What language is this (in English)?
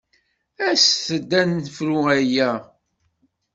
Kabyle